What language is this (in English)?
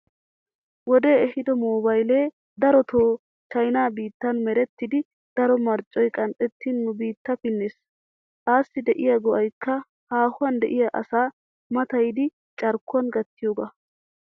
Wolaytta